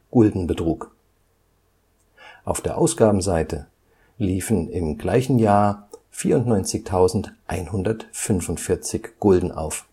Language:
German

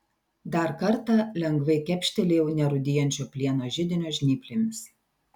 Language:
Lithuanian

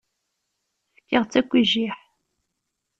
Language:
Kabyle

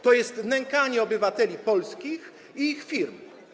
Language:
Polish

